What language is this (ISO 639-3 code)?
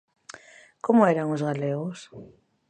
glg